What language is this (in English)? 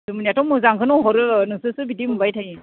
Bodo